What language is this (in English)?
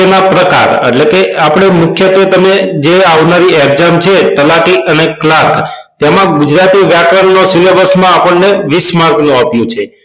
Gujarati